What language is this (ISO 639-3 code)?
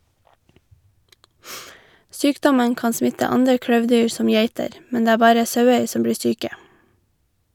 nor